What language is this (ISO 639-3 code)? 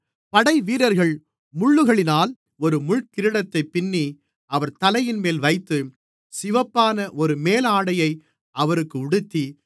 tam